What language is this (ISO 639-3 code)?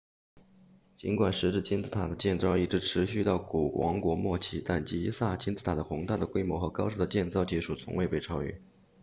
zho